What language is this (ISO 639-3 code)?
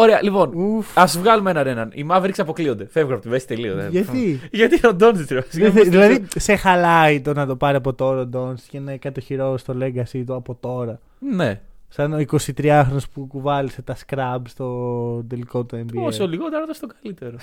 ell